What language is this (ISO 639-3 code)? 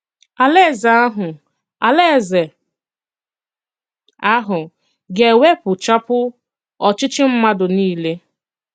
ibo